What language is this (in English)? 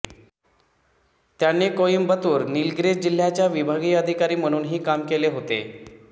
Marathi